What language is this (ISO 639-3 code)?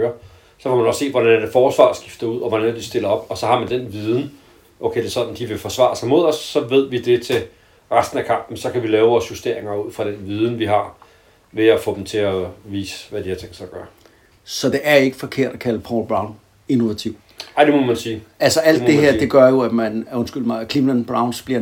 dan